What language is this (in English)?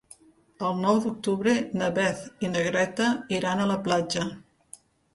Catalan